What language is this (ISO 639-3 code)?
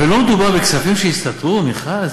heb